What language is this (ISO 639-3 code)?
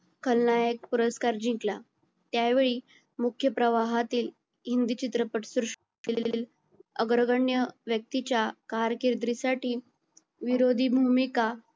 mar